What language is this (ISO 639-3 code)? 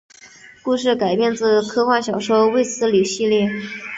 zho